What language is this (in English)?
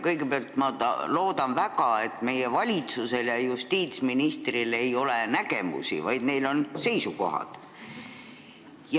Estonian